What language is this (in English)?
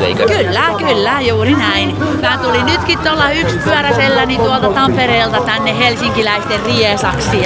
Finnish